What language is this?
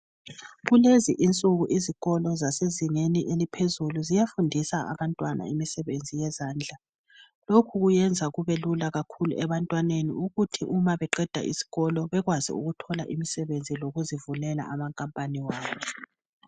North Ndebele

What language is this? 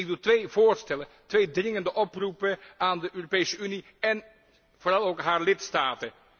Dutch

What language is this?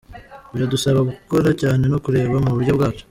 Kinyarwanda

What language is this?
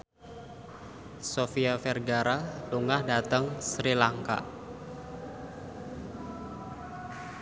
Javanese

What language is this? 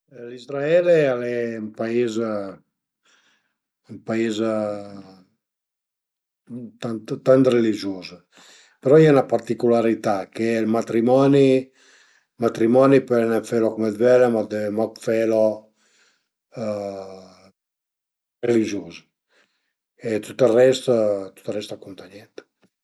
Piedmontese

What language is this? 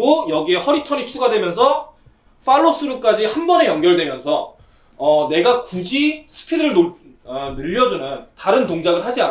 Korean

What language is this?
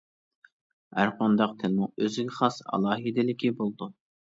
Uyghur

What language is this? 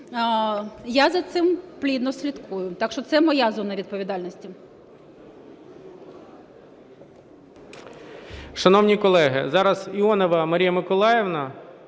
Ukrainian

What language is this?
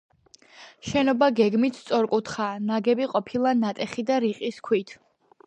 Georgian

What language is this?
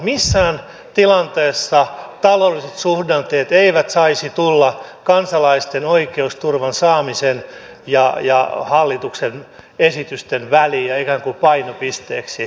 Finnish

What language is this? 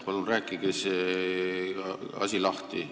Estonian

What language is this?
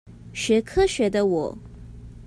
Chinese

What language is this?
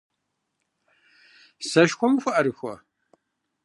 Kabardian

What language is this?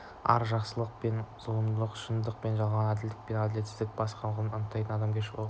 Kazakh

